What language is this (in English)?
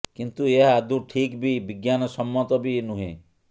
Odia